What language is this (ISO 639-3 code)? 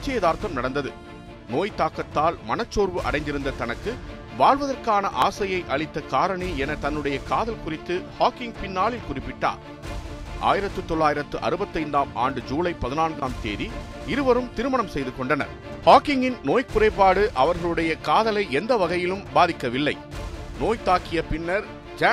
tam